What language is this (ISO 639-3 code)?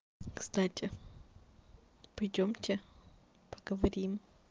rus